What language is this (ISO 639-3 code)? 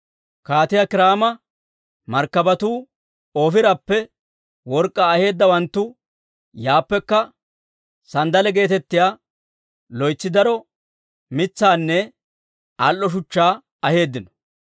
dwr